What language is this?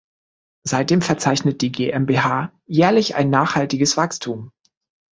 German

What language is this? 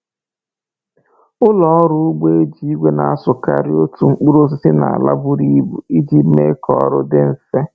Igbo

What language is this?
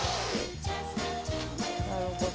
Japanese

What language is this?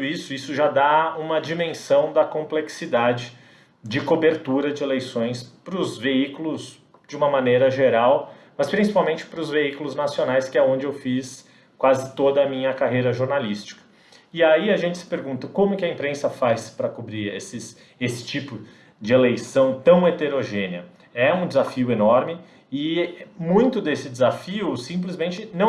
Portuguese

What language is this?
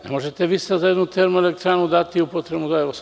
Serbian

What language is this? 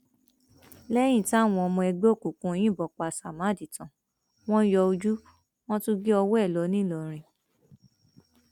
Yoruba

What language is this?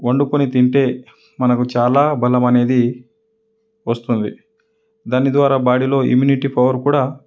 Telugu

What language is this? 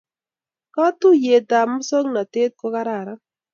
Kalenjin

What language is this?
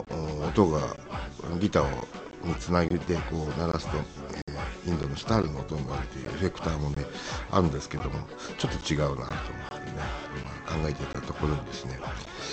Japanese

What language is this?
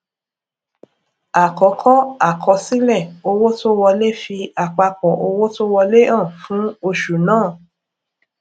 Yoruba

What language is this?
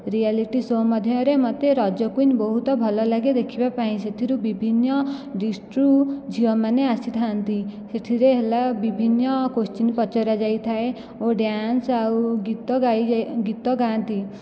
Odia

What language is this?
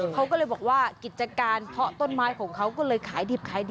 Thai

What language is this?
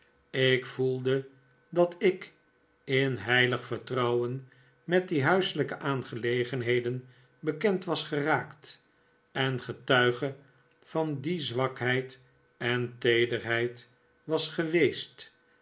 Dutch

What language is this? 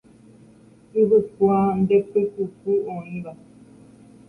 Guarani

